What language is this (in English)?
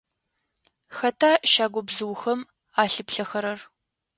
Adyghe